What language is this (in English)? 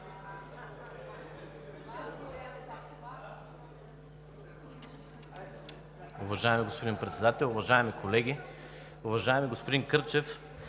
Bulgarian